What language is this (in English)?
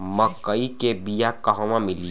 Bhojpuri